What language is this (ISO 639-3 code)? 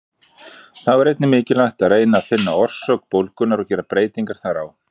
isl